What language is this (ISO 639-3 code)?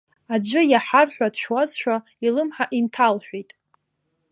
abk